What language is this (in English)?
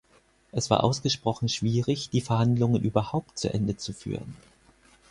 German